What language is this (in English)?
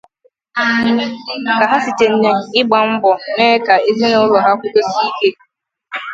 Igbo